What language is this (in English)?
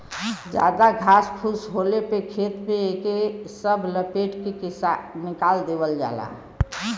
Bhojpuri